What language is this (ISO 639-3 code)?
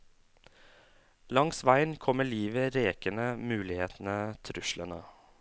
nor